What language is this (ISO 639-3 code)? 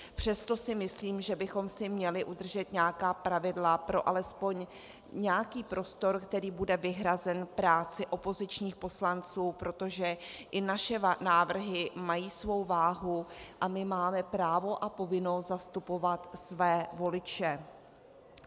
ces